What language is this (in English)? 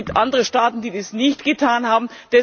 German